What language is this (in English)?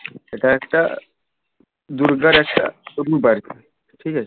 Bangla